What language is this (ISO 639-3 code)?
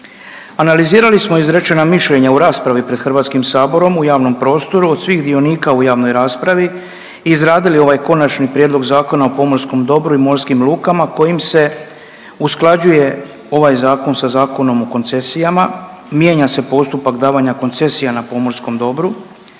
hrv